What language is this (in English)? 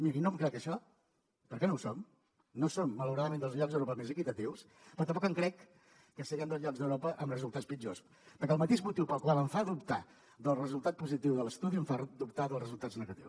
Catalan